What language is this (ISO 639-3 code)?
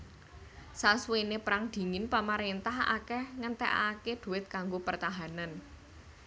jav